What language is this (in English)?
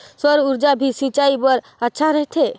Chhattisgarhi